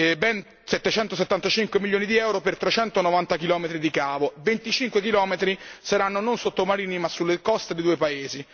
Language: Italian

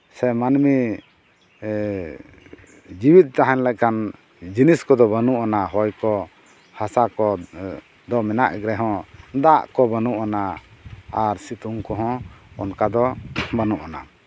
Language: Santali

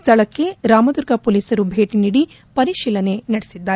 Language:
Kannada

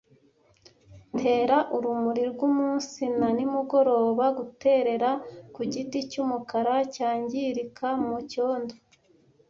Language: Kinyarwanda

